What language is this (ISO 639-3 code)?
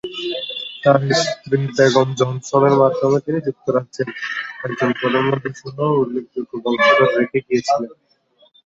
ben